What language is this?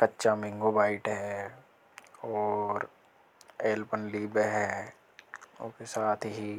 Hadothi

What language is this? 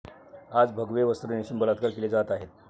Marathi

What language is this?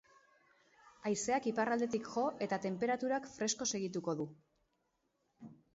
Basque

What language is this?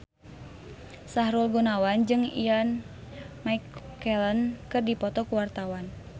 Sundanese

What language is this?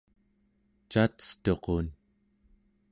Central Yupik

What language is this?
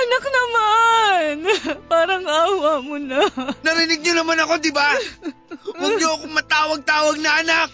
Filipino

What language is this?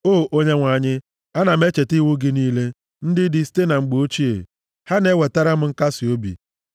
Igbo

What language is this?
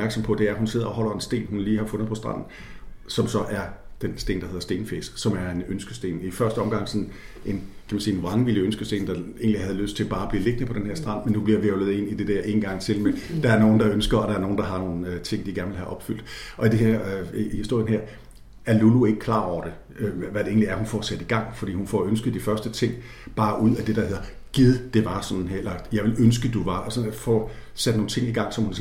Danish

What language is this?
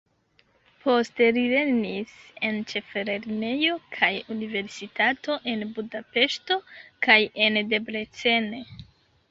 Esperanto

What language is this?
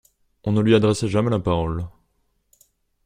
French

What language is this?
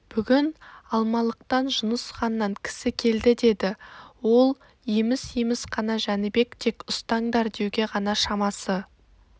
Kazakh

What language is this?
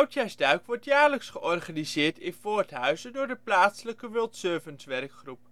Dutch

